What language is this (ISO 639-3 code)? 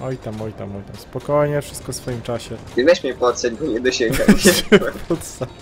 pol